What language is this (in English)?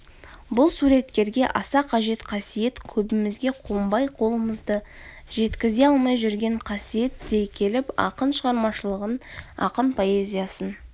Kazakh